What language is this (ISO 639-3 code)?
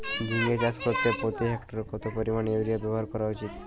ben